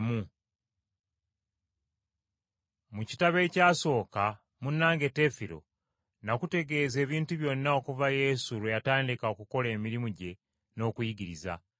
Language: Ganda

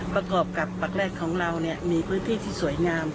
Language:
Thai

